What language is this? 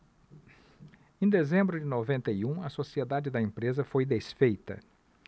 Portuguese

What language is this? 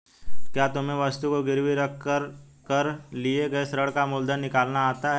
Hindi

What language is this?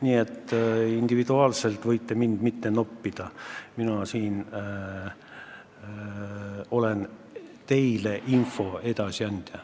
Estonian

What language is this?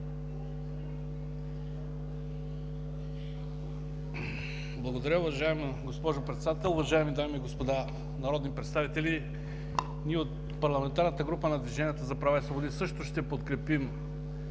Bulgarian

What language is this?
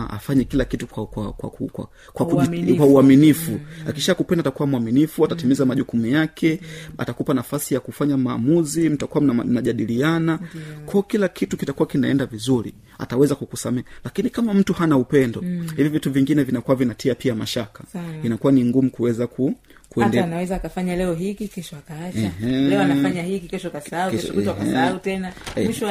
Swahili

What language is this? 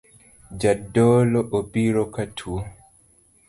Luo (Kenya and Tanzania)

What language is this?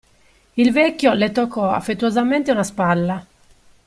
Italian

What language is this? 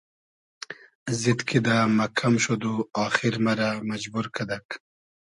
Hazaragi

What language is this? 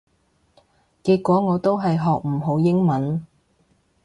Cantonese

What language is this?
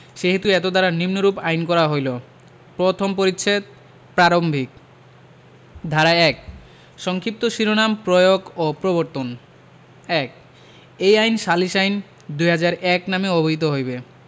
Bangla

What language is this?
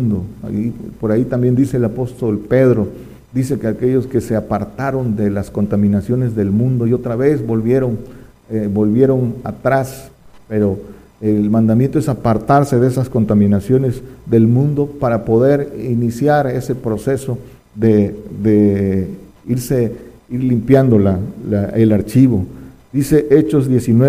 Spanish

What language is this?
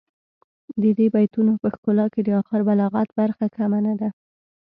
Pashto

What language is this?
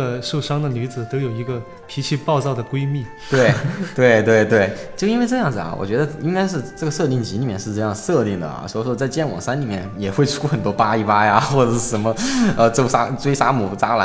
Chinese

